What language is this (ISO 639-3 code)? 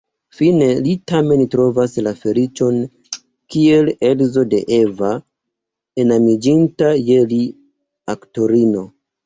epo